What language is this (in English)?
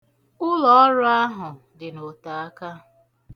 Igbo